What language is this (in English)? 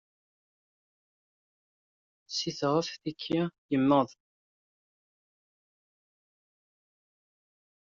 Kabyle